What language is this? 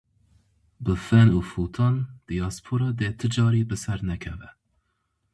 Kurdish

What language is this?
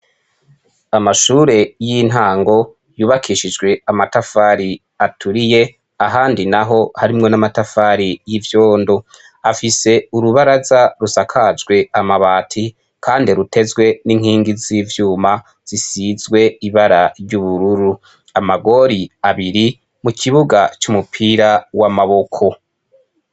Rundi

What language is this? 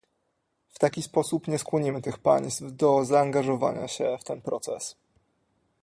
Polish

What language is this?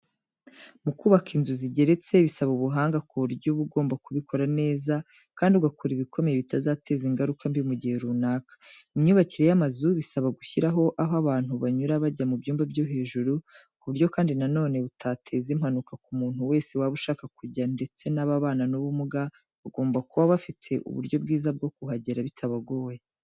Kinyarwanda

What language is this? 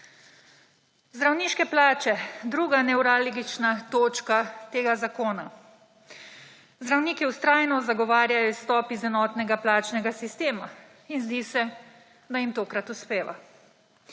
Slovenian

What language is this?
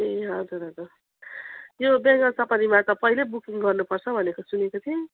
Nepali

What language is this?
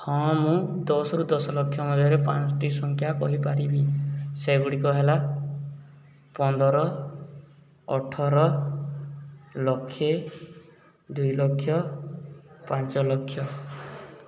Odia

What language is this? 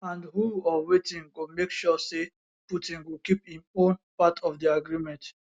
Nigerian Pidgin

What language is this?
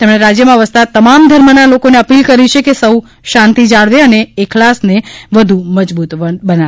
Gujarati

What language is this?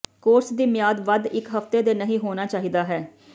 Punjabi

